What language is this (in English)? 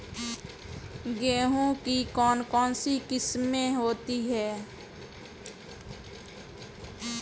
Hindi